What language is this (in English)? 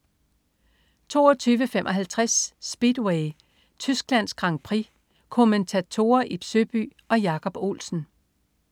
Danish